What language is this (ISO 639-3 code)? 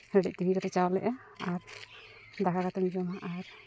sat